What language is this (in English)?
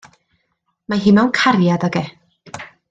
Welsh